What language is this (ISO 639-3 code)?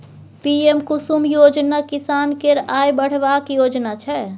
mai